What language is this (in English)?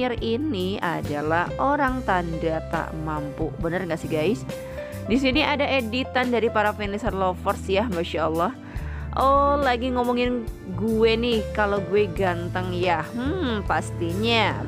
Indonesian